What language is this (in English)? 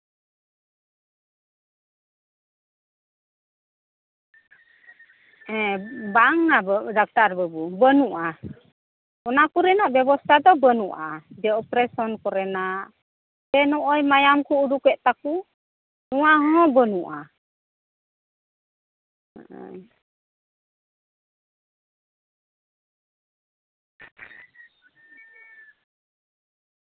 Santali